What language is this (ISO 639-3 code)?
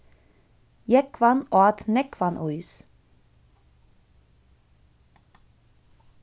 fao